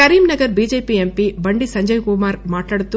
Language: Telugu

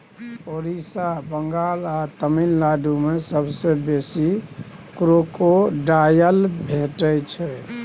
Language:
Maithili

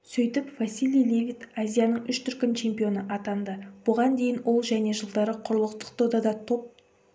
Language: Kazakh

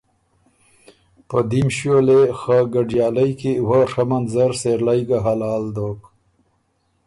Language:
Ormuri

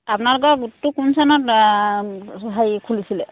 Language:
Assamese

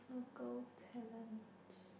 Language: English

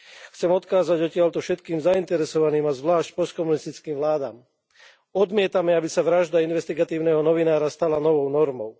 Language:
Slovak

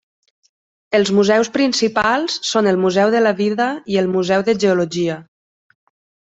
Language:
Catalan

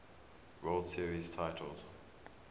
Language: English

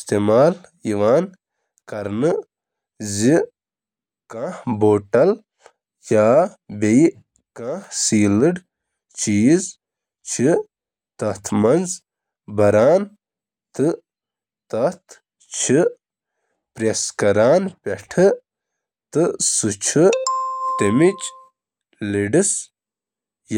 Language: Kashmiri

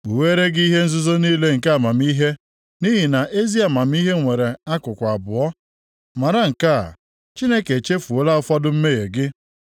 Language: Igbo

